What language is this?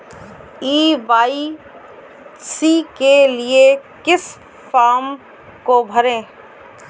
Hindi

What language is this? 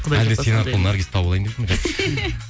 Kazakh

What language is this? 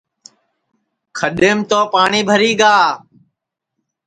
Sansi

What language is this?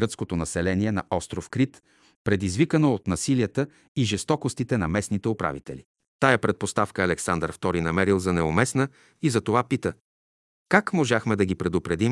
Bulgarian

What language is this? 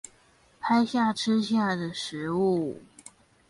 Chinese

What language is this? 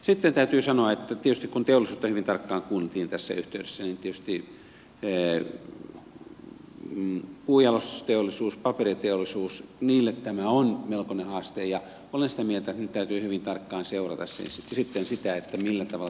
Finnish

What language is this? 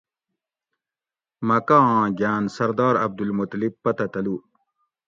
Gawri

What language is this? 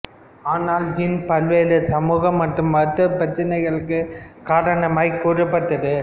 Tamil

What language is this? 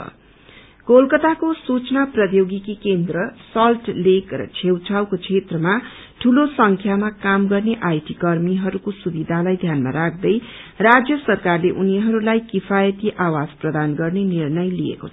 Nepali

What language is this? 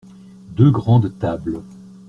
French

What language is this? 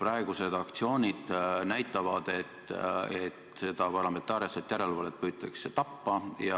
Estonian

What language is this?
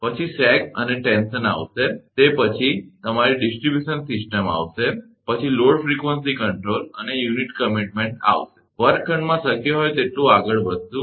Gujarati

